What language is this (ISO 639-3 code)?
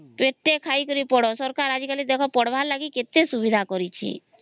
ori